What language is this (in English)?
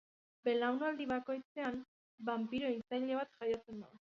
Basque